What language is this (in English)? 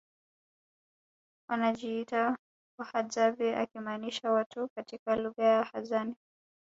Swahili